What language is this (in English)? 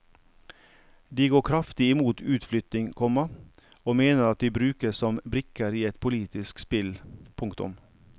Norwegian